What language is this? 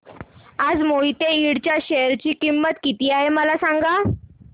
Marathi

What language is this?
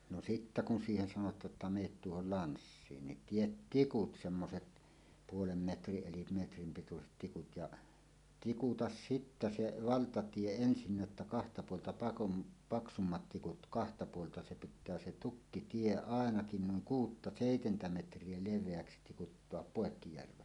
Finnish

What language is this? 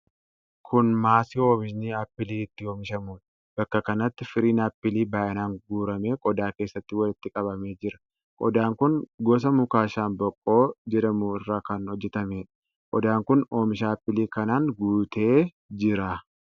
Oromo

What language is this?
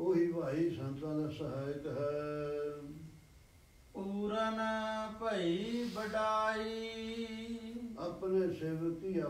Arabic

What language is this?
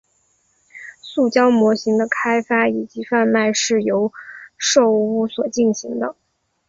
Chinese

